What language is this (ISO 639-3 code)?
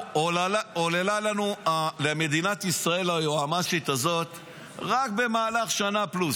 heb